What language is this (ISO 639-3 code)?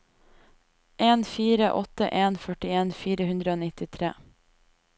nor